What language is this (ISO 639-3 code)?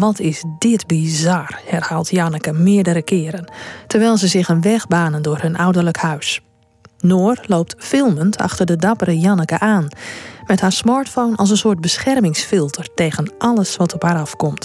nld